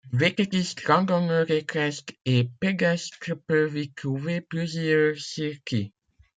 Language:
French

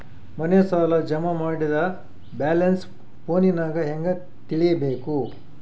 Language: Kannada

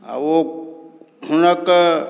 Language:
Maithili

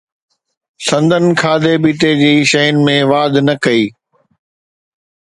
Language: Sindhi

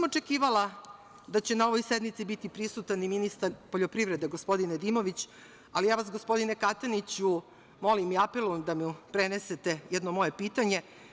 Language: Serbian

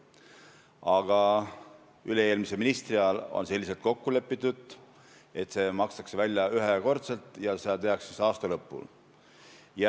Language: Estonian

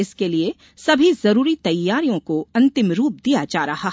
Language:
Hindi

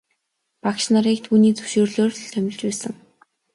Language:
Mongolian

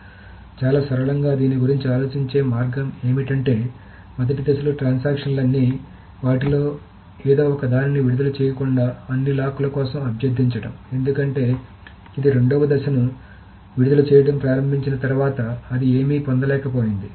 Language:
Telugu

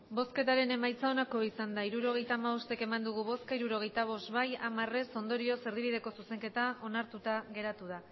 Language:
Basque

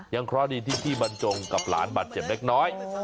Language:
Thai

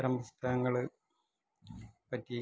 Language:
Malayalam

